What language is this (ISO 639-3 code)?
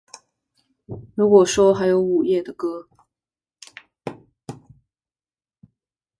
zho